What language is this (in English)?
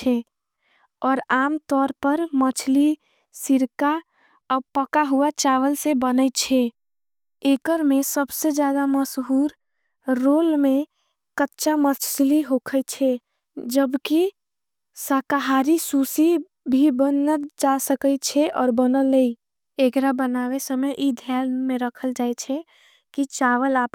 Angika